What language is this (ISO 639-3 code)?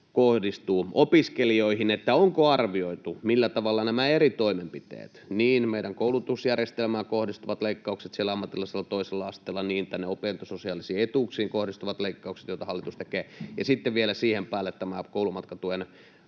fin